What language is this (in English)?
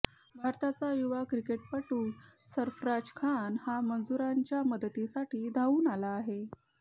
Marathi